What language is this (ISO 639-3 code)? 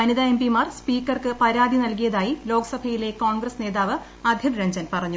mal